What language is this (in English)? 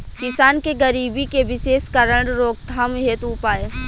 Bhojpuri